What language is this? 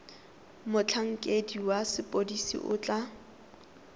Tswana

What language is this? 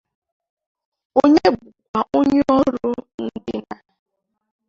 Igbo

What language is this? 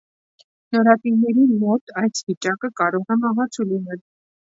Armenian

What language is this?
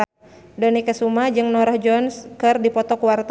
Sundanese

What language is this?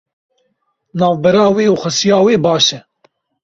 Kurdish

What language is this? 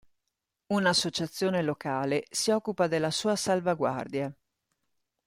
Italian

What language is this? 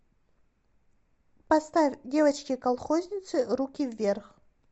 Russian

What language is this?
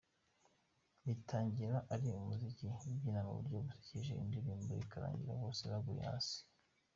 Kinyarwanda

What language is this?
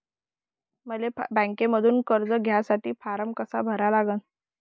Marathi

